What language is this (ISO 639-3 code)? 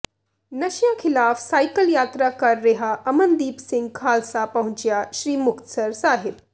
pan